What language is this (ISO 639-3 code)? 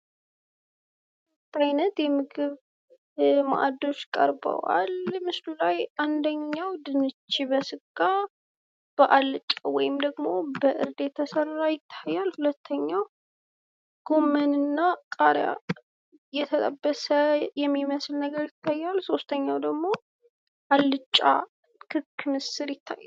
amh